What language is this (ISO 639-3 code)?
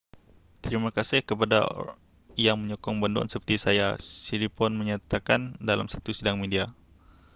msa